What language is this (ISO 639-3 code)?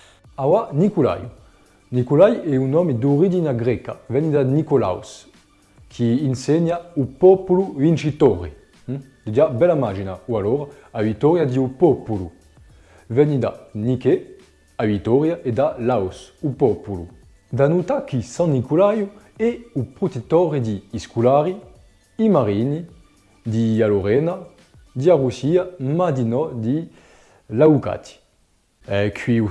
fra